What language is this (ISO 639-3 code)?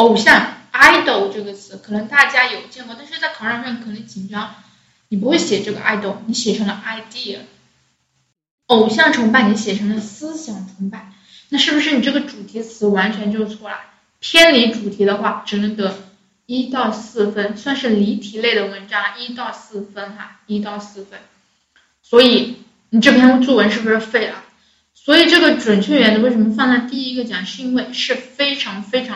zho